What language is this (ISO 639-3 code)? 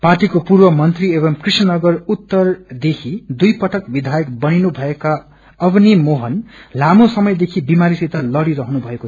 nep